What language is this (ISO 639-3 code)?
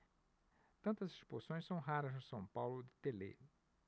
por